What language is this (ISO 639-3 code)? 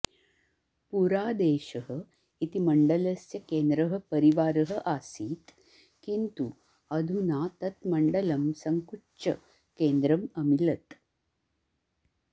san